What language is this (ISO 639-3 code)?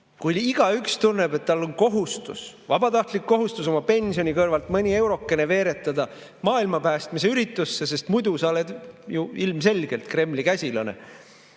est